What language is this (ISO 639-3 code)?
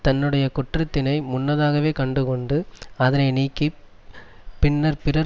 tam